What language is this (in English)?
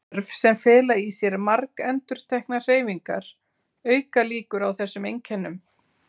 Icelandic